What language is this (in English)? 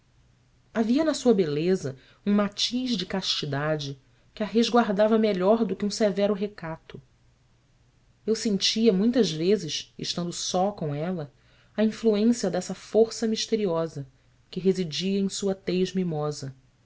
Portuguese